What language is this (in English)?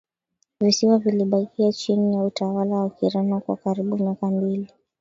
Swahili